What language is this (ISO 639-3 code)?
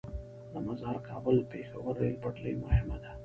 pus